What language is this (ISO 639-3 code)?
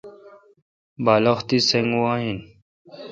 xka